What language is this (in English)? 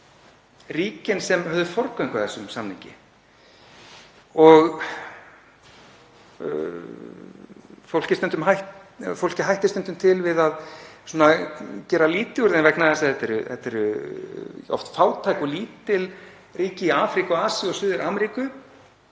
Icelandic